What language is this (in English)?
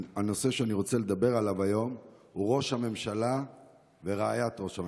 Hebrew